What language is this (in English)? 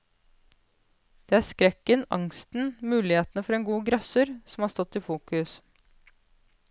Norwegian